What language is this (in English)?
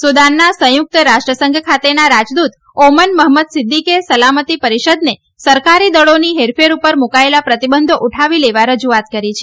Gujarati